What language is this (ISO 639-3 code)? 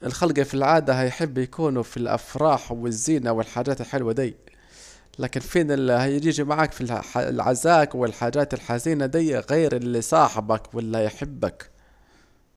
aec